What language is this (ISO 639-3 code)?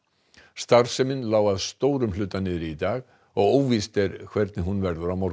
isl